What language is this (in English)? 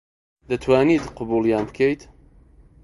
Central Kurdish